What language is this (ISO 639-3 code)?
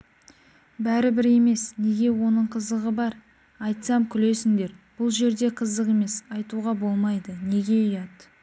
kaz